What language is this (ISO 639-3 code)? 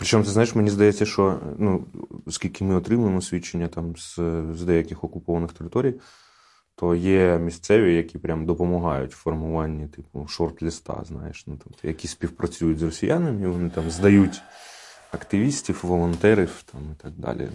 ukr